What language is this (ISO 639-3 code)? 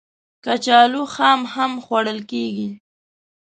pus